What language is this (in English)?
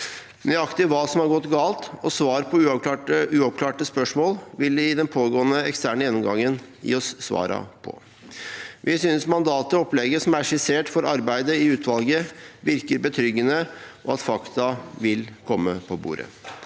Norwegian